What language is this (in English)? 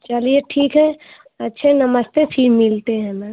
Hindi